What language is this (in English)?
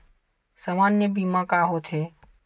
Chhattisgarhi